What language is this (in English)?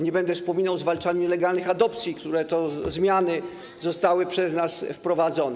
Polish